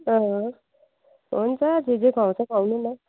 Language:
Nepali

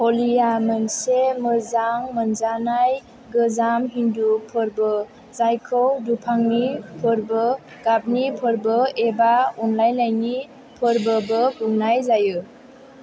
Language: Bodo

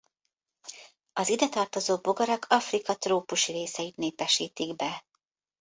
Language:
Hungarian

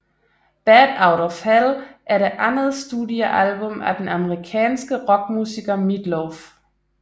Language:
Danish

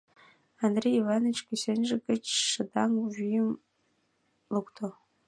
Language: Mari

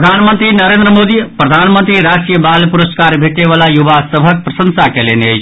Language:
Maithili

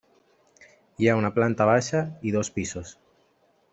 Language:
Catalan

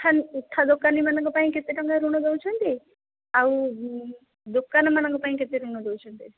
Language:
Odia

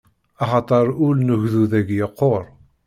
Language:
Kabyle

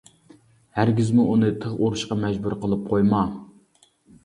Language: Uyghur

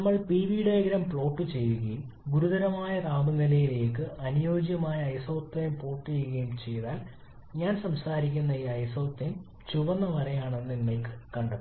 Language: Malayalam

